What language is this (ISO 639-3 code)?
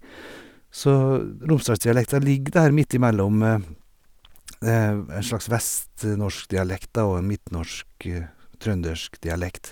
nor